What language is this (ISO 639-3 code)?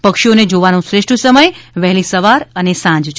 guj